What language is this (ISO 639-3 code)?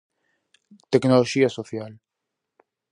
glg